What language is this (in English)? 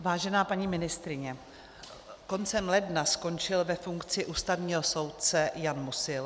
Czech